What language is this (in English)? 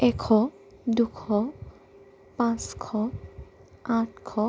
Assamese